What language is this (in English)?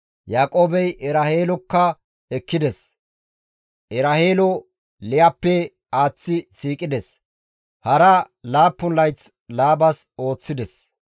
Gamo